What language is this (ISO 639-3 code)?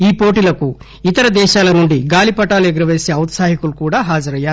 tel